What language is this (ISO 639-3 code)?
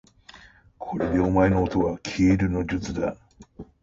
jpn